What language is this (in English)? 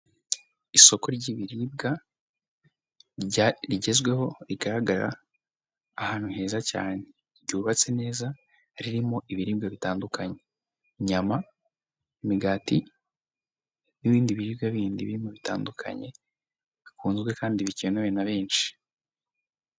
Kinyarwanda